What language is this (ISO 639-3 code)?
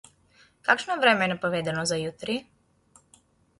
slv